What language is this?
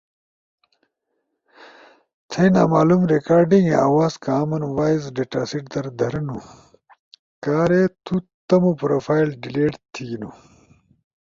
Ushojo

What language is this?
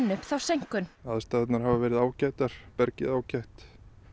Icelandic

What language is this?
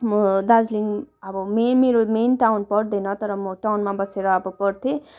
Nepali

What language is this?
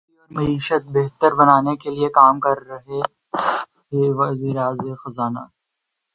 Urdu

